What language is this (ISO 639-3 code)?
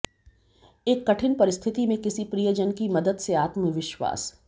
hin